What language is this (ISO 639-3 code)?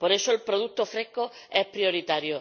spa